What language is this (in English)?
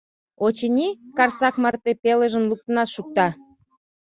Mari